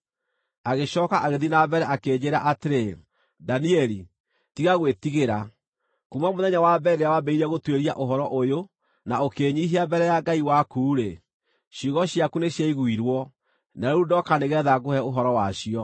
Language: Kikuyu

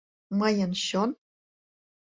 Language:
Mari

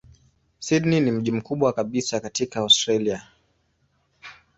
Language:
Swahili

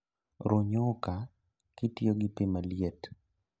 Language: Luo (Kenya and Tanzania)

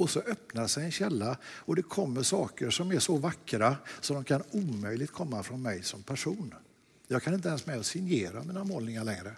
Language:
Swedish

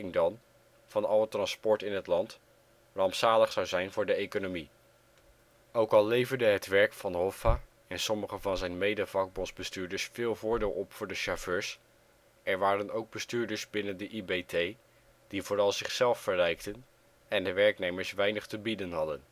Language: Dutch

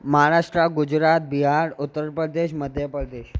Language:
Sindhi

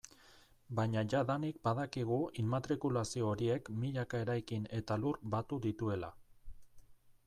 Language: Basque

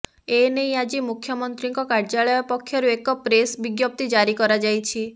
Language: Odia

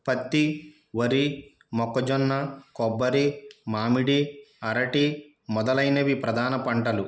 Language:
Telugu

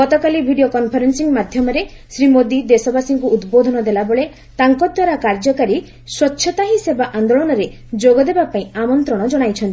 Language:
Odia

